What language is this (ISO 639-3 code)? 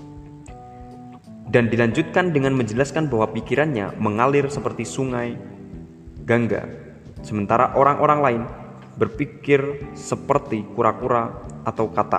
ind